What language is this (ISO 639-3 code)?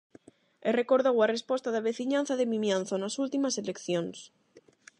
glg